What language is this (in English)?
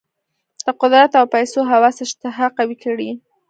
Pashto